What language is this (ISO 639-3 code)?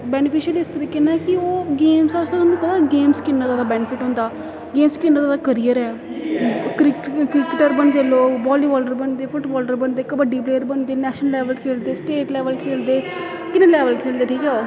doi